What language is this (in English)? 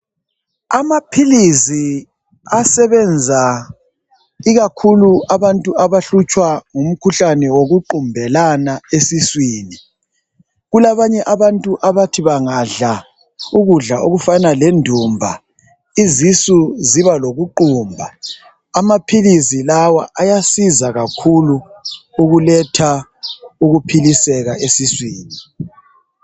North Ndebele